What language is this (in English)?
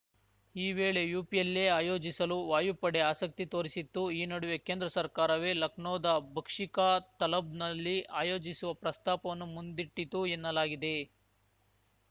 Kannada